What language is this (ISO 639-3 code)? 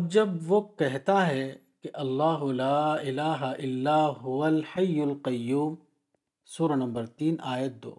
urd